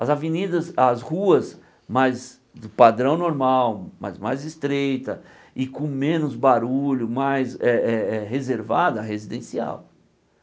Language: Portuguese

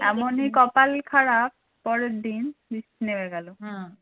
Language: Bangla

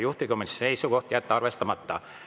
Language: Estonian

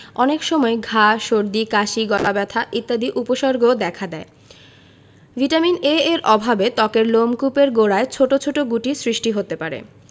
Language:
Bangla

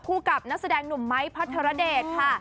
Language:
Thai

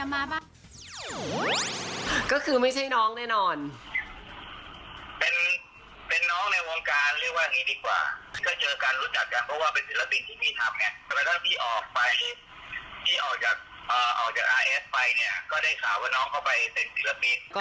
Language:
Thai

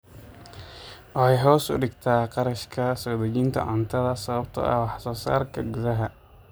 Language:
Somali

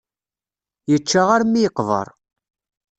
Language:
Kabyle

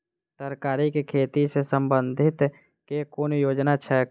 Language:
Maithili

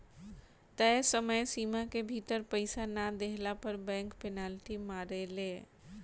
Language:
Bhojpuri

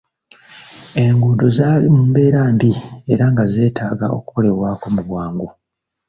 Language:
Ganda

